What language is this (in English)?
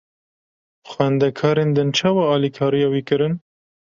Kurdish